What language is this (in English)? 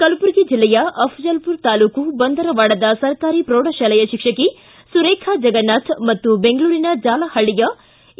Kannada